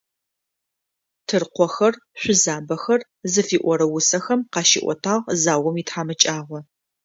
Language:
Adyghe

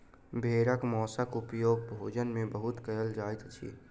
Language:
Maithili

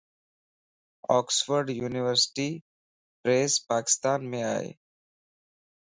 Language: Lasi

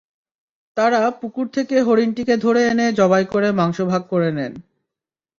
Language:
Bangla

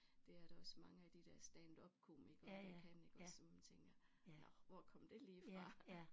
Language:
Danish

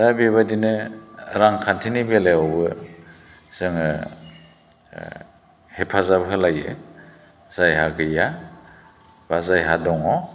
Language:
Bodo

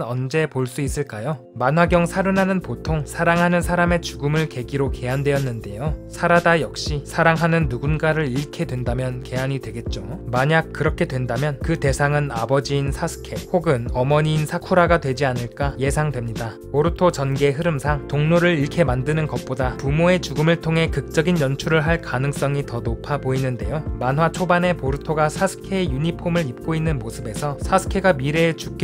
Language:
Korean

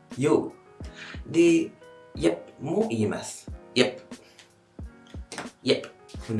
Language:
Japanese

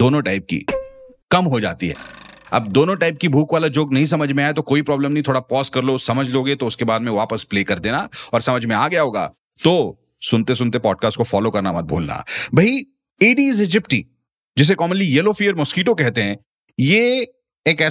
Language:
Hindi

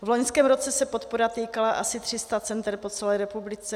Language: Czech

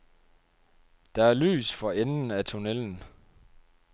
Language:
Danish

